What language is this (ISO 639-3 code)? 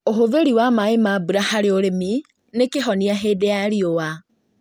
kik